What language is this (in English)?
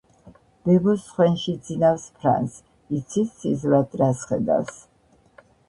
Georgian